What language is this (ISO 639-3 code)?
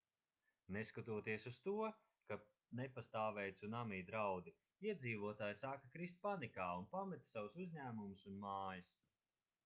lav